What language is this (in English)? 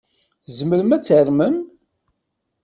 Kabyle